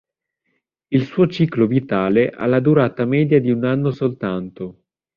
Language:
Italian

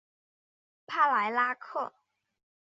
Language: Chinese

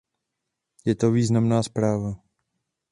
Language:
Czech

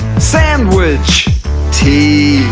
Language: English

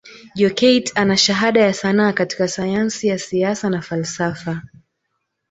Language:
Swahili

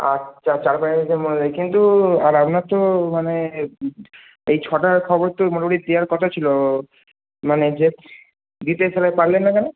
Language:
Bangla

